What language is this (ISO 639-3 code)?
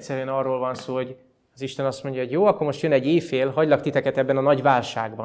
hun